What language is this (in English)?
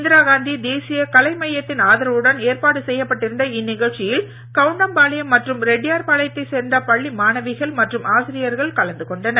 Tamil